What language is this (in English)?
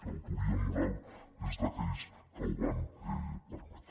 Catalan